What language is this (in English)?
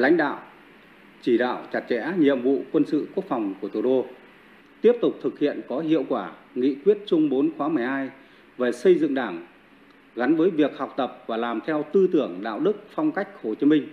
Vietnamese